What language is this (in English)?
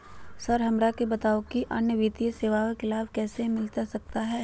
Magahi